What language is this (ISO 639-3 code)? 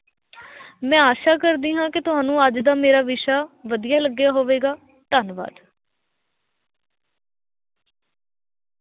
pan